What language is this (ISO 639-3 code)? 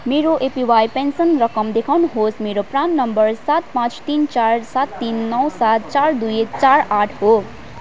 nep